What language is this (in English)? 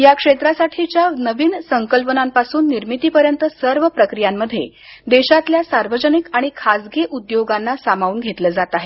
Marathi